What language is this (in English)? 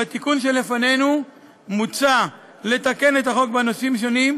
Hebrew